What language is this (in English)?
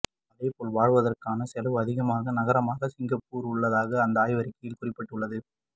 Tamil